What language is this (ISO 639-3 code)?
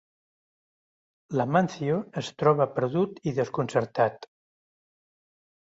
cat